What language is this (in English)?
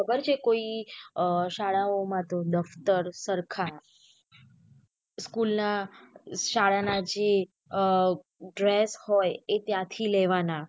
Gujarati